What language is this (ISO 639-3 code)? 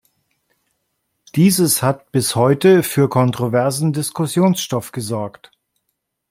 deu